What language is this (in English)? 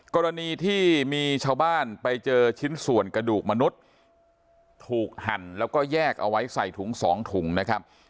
Thai